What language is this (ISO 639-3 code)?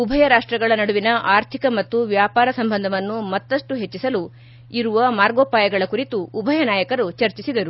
kan